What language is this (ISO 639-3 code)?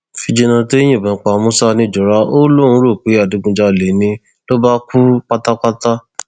yor